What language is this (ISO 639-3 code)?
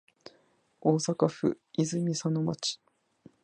jpn